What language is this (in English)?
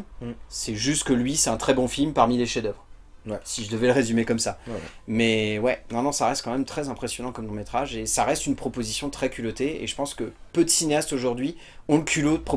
French